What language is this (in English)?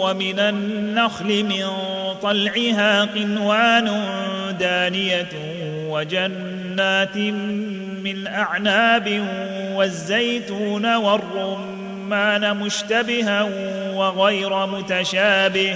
Arabic